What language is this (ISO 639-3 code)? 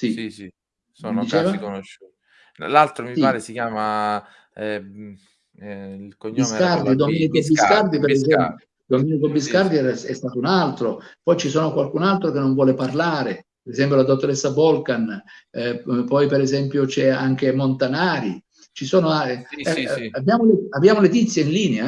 ita